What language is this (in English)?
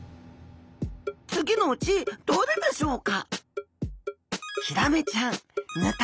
Japanese